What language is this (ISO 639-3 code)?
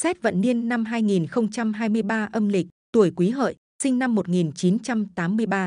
vie